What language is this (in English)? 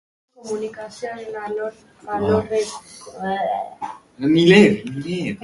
Basque